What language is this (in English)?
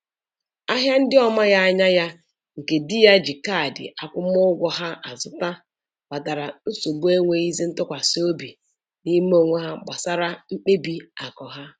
Igbo